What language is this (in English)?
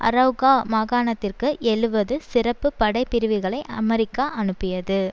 Tamil